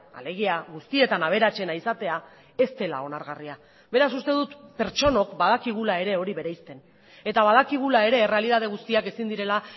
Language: Basque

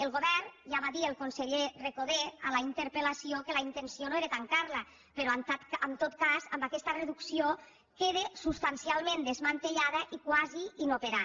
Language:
Catalan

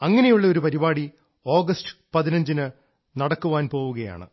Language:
Malayalam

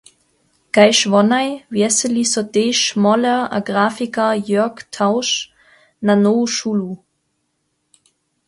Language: Upper Sorbian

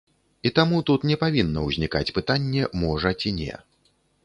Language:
Belarusian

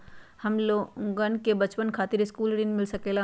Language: Magahi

